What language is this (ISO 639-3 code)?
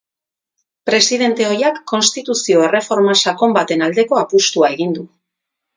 eus